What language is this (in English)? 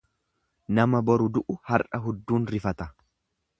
Oromo